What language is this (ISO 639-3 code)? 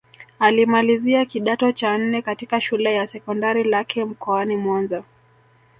swa